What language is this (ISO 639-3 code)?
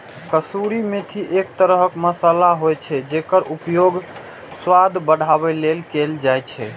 mai